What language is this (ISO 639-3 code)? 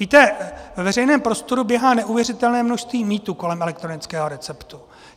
ces